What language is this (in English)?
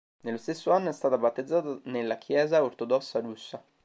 Italian